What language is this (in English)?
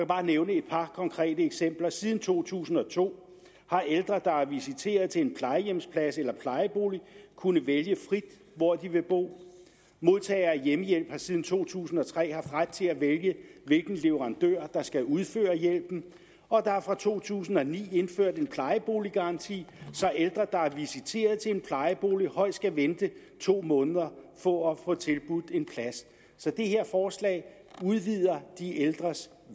Danish